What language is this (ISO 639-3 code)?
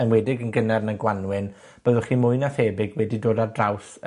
cym